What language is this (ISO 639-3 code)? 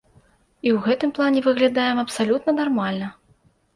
bel